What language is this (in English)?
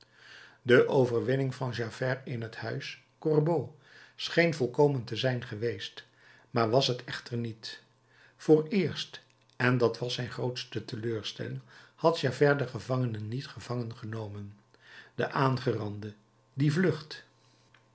Dutch